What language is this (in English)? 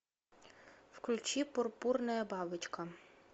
Russian